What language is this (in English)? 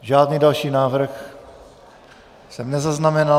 Czech